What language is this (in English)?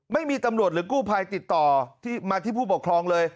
Thai